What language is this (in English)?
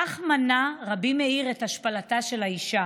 Hebrew